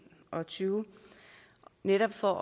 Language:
Danish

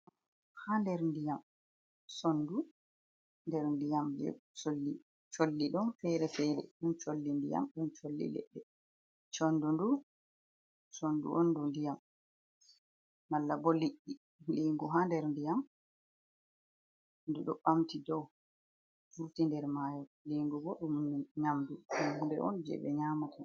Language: Fula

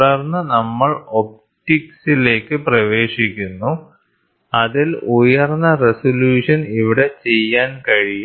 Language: Malayalam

